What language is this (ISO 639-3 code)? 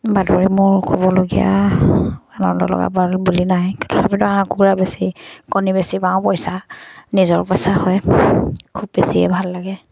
asm